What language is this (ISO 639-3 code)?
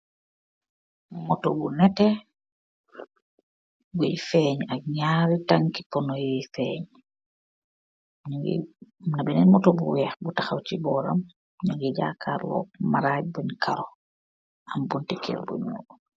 wol